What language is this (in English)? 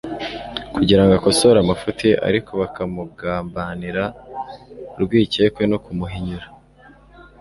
Kinyarwanda